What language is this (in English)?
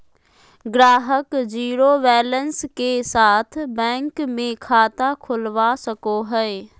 Magahi